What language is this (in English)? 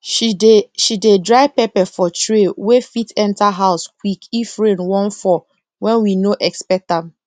Nigerian Pidgin